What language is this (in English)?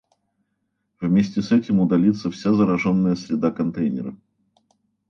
Russian